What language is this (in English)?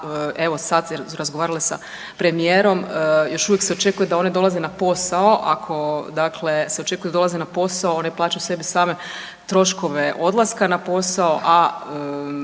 Croatian